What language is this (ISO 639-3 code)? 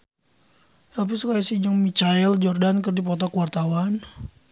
sun